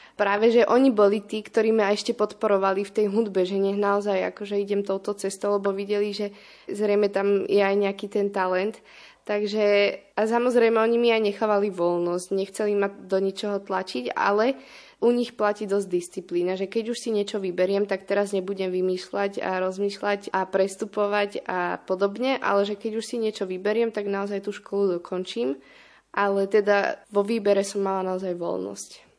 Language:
Slovak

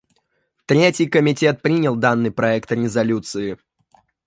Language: Russian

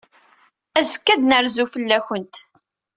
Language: Kabyle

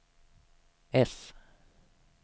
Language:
Swedish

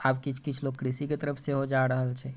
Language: Maithili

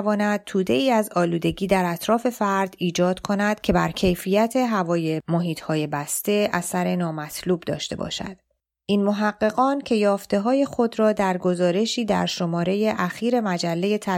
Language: Persian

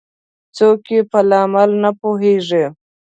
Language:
Pashto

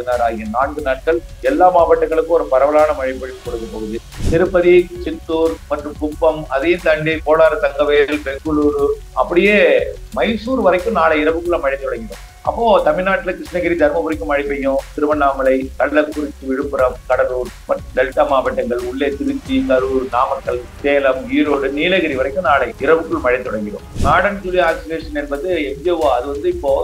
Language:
Tamil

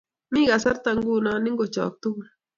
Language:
Kalenjin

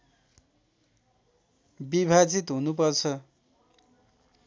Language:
Nepali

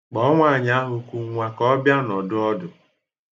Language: Igbo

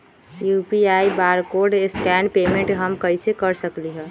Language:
Magahi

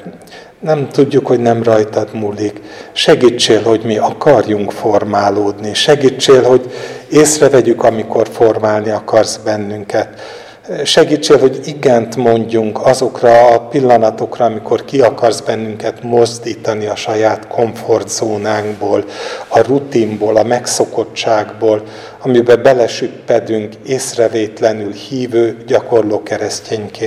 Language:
Hungarian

